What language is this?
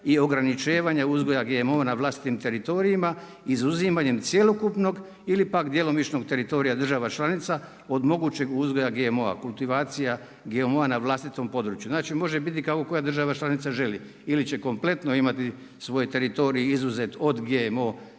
Croatian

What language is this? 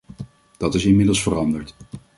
Dutch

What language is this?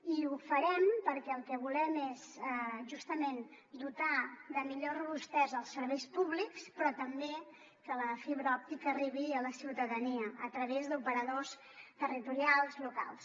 Catalan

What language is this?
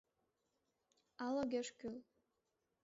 Mari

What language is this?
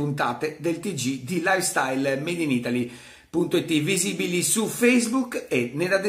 Italian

